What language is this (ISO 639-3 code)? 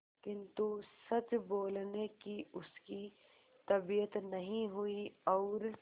hin